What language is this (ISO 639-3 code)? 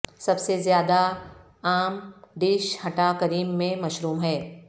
urd